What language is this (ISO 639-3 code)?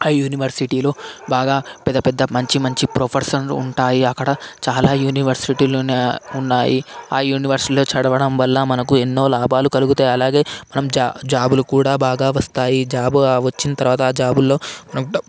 tel